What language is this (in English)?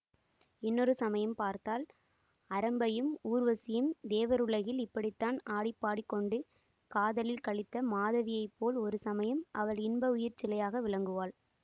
Tamil